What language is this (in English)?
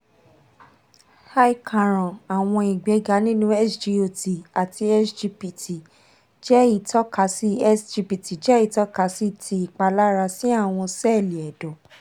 Yoruba